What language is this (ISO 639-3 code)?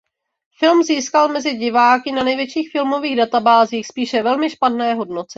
ces